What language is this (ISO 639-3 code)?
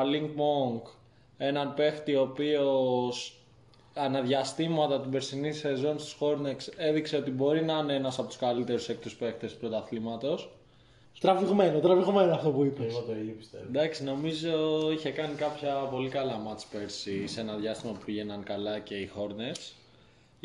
ell